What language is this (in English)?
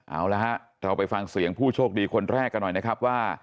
Thai